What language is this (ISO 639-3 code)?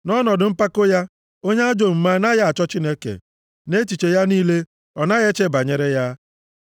ibo